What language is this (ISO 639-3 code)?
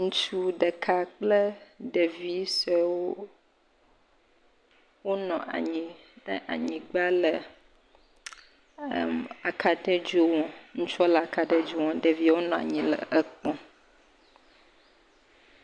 ewe